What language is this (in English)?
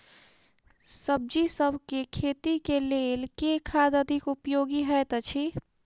Maithili